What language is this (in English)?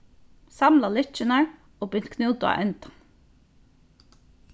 Faroese